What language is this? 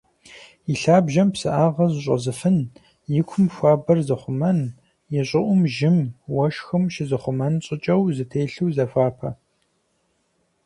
Kabardian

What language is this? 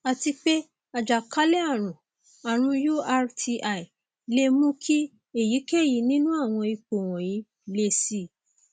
Yoruba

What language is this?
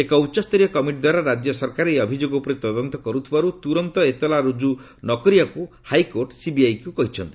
Odia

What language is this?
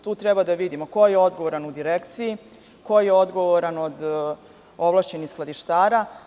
Serbian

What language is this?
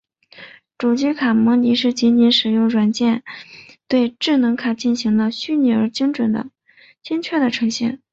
Chinese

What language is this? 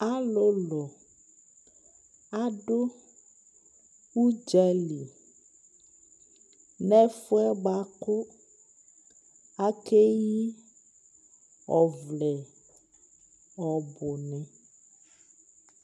Ikposo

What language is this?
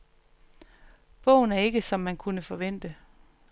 Danish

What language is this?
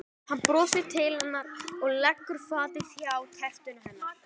Icelandic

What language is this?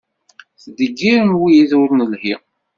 Kabyle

